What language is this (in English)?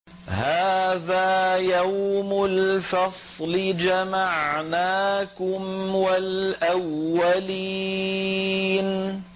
Arabic